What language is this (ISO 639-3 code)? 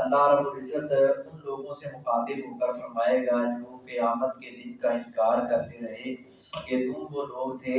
urd